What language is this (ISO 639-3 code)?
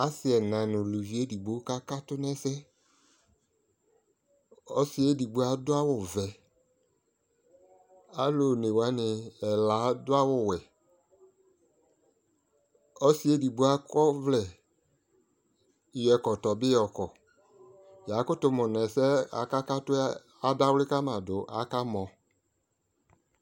kpo